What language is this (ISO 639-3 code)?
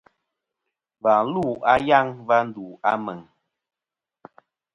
bkm